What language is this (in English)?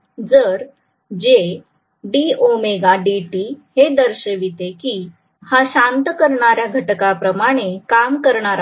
Marathi